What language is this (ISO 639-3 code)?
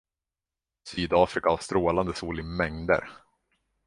swe